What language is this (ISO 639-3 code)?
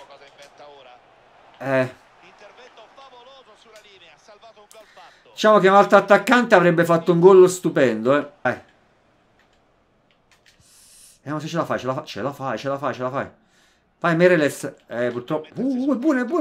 ita